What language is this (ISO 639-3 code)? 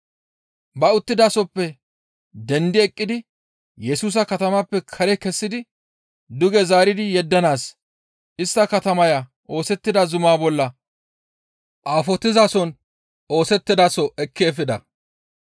gmv